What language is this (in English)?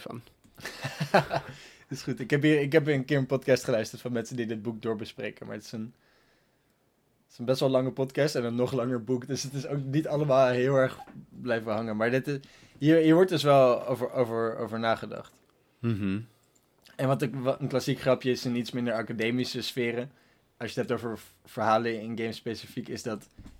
Dutch